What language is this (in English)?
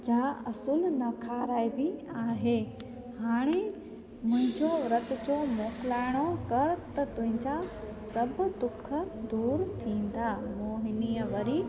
Sindhi